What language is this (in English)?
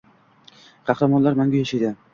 Uzbek